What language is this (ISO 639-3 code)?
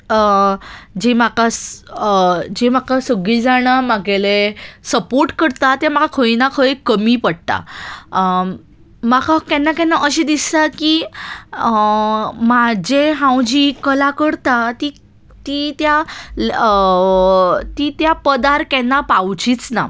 kok